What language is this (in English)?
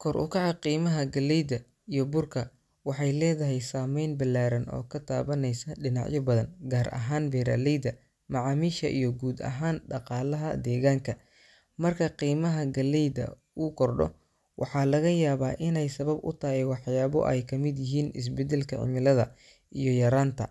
Somali